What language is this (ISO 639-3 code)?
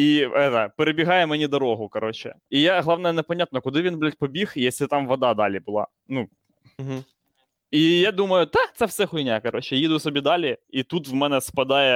ukr